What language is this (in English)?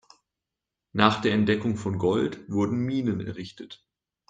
German